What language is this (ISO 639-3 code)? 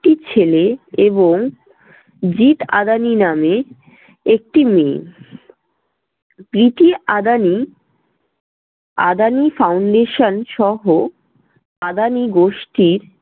ben